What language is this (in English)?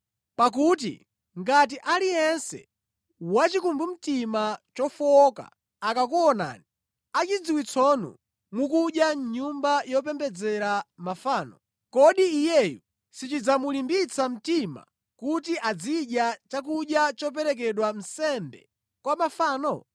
Nyanja